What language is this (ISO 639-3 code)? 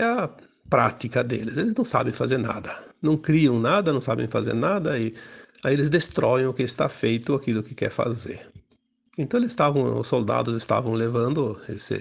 por